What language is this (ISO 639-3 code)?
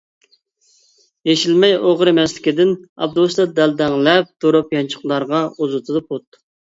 uig